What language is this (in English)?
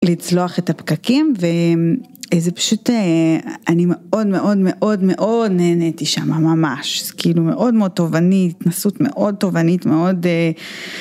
Hebrew